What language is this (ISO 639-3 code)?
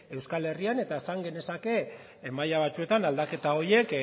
eus